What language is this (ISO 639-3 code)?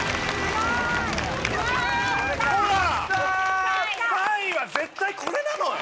jpn